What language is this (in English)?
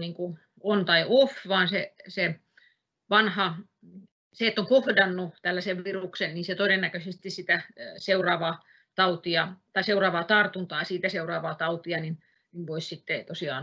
Finnish